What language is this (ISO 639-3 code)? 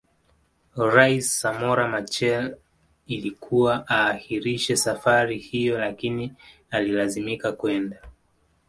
swa